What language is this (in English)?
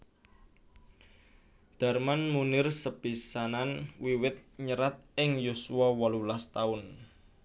Javanese